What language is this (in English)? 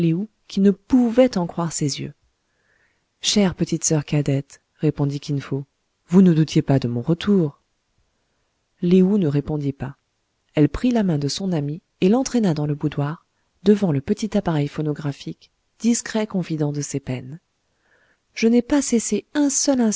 French